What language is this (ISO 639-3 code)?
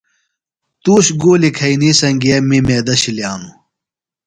phl